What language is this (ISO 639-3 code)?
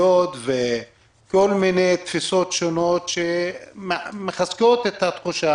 heb